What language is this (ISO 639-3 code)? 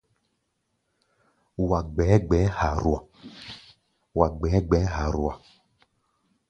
gba